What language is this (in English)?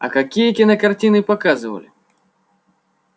Russian